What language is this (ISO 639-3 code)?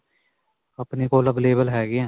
pan